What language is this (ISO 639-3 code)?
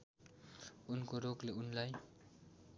nep